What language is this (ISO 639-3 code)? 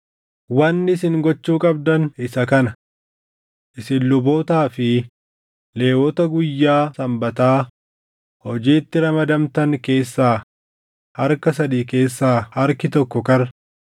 orm